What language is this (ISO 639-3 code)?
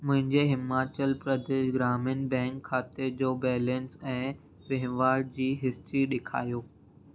snd